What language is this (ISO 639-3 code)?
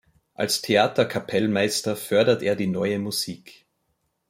deu